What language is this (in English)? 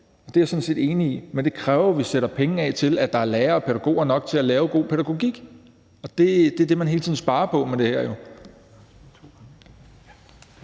Danish